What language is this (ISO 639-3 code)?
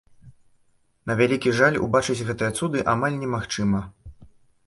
bel